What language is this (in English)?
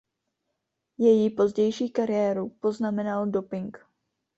Czech